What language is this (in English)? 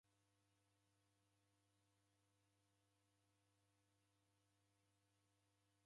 Taita